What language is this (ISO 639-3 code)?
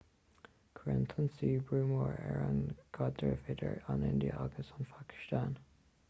gle